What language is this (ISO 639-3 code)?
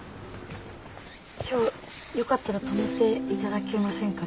jpn